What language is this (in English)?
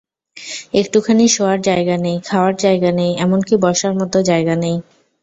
Bangla